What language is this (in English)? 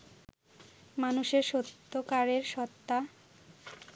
Bangla